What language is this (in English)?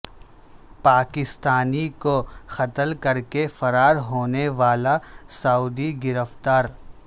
Urdu